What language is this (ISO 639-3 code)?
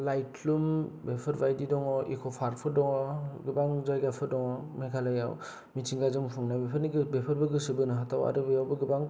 brx